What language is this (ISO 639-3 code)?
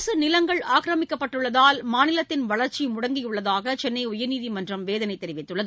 tam